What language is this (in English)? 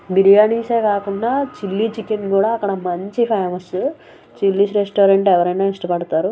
Telugu